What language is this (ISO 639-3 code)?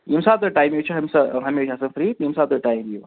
kas